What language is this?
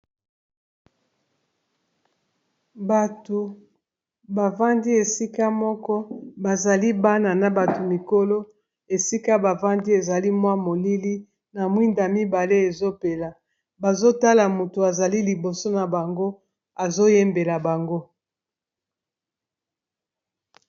Lingala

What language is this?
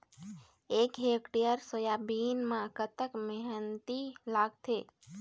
Chhattisgarhi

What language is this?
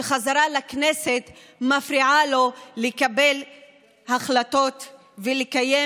Hebrew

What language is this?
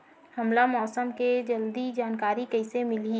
Chhattisgarhi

